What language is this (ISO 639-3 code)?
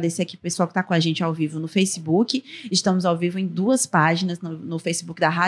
por